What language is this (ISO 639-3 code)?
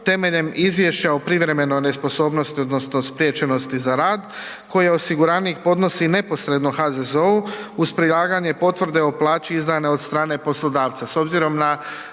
hrv